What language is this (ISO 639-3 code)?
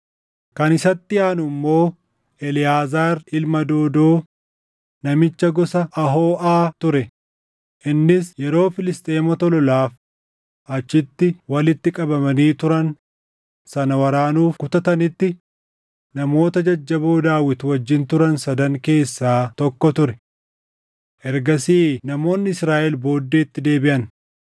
orm